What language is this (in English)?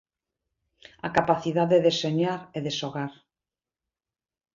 Galician